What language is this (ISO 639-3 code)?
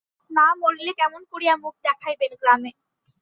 ben